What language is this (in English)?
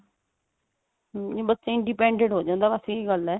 Punjabi